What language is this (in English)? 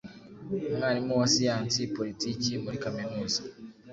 Kinyarwanda